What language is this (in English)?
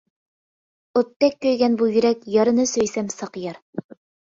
Uyghur